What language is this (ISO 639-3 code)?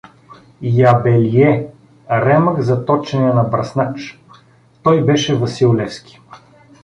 bul